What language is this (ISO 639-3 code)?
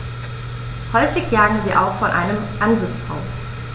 deu